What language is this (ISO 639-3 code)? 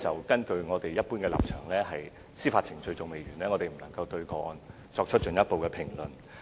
yue